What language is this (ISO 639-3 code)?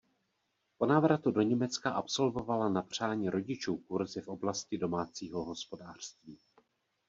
ces